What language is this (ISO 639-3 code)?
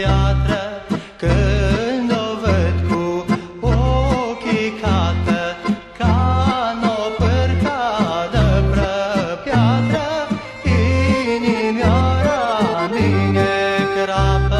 ron